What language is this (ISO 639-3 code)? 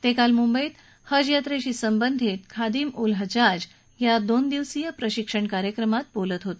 mar